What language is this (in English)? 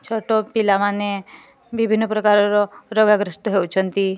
Odia